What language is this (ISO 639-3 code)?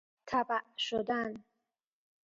fas